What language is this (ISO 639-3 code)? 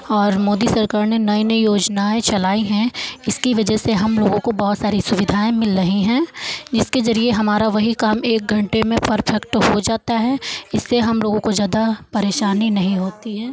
hin